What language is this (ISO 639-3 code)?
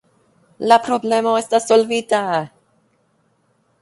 epo